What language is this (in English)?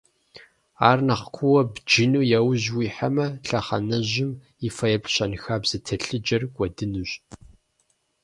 Kabardian